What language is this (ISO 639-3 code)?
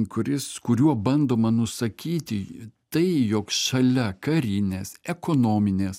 lit